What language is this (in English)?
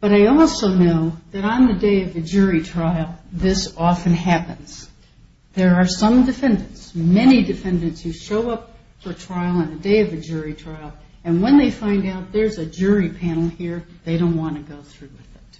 English